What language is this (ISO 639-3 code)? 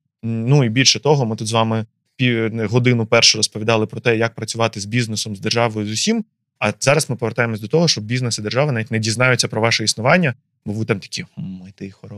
ukr